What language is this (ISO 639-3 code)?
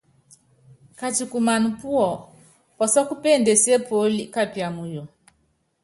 yav